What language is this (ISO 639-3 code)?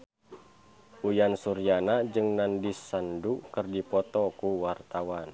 sun